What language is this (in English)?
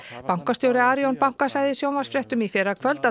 Icelandic